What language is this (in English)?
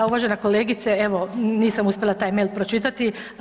Croatian